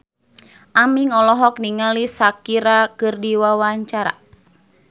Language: Sundanese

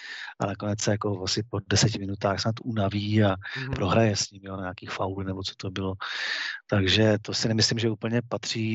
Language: Czech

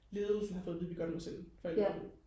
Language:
Danish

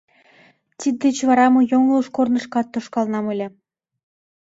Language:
Mari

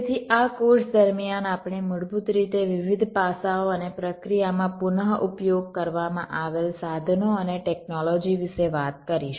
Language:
Gujarati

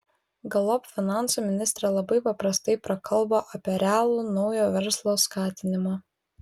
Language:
Lithuanian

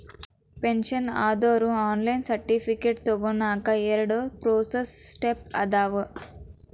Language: Kannada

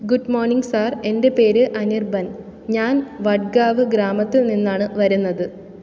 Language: Malayalam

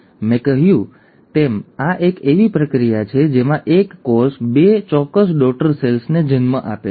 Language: Gujarati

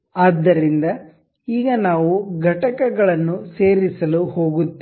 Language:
Kannada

